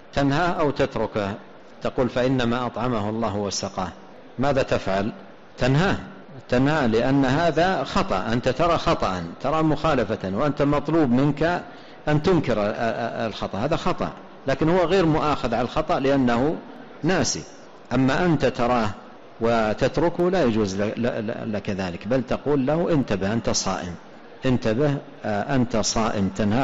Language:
Arabic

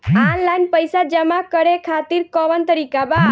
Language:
Bhojpuri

